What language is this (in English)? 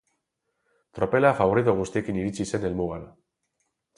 Basque